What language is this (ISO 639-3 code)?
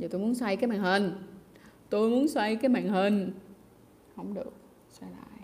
vie